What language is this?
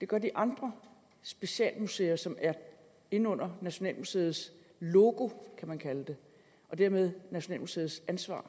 Danish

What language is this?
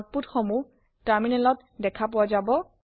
Assamese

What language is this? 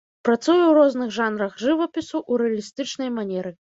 Belarusian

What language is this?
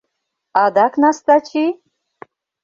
Mari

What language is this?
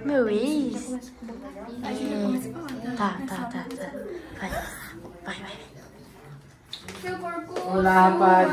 Portuguese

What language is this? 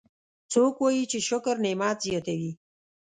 Pashto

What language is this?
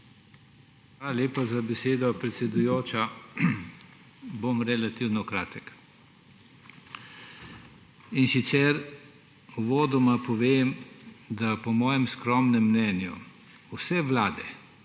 Slovenian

